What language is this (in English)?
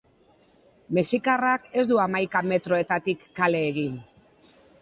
Basque